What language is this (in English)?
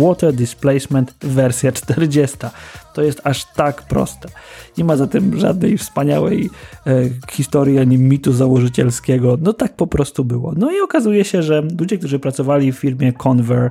Polish